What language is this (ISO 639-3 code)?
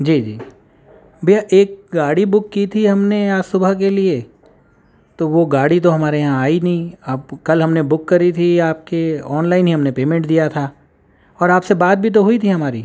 urd